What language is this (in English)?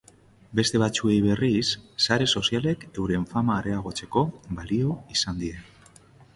Basque